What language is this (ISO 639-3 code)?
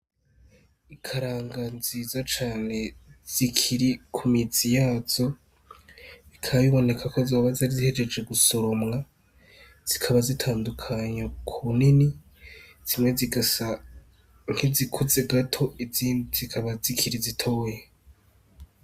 run